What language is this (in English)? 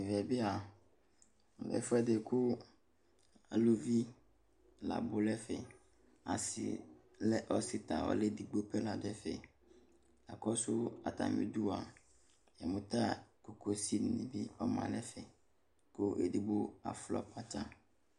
Ikposo